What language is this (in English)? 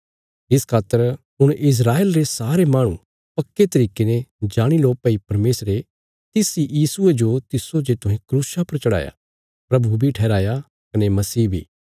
Bilaspuri